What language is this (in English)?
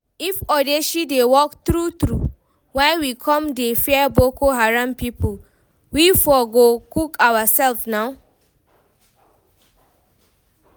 Nigerian Pidgin